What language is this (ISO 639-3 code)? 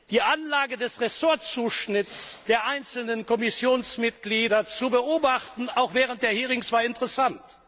deu